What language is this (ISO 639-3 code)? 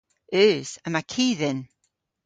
cor